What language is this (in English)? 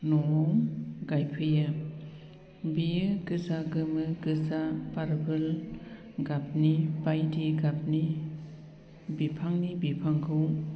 Bodo